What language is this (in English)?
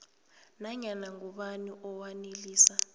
South Ndebele